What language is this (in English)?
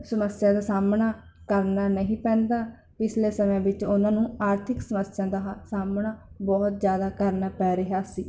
Punjabi